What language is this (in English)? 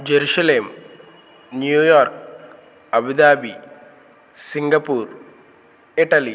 Telugu